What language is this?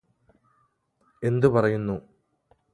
Malayalam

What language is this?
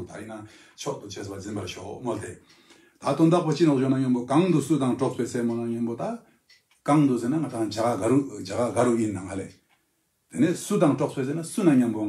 Korean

